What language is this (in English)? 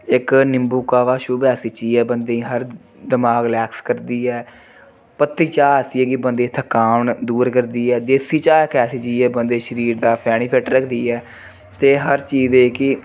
Dogri